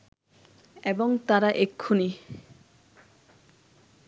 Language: Bangla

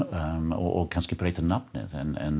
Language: Icelandic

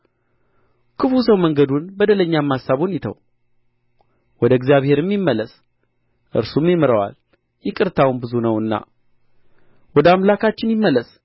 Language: Amharic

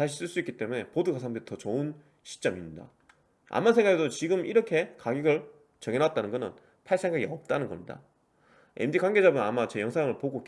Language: Korean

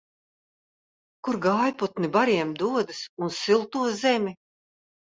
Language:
Latvian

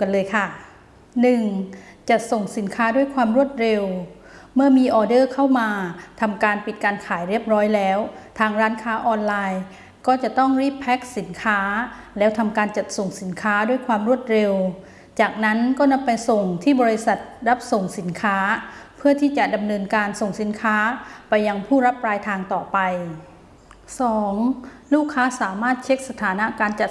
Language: Thai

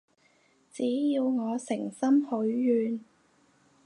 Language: Cantonese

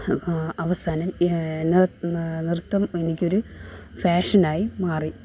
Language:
Malayalam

